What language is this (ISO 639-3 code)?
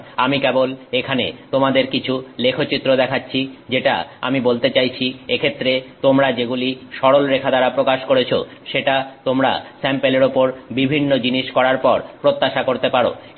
ben